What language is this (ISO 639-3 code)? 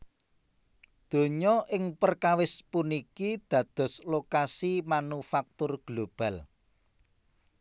jav